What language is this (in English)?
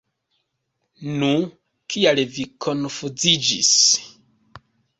Esperanto